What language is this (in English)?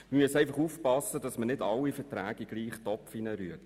Swiss German